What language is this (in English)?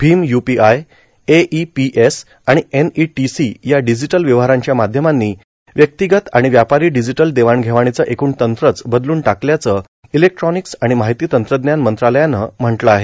Marathi